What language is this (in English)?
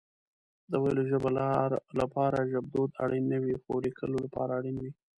Pashto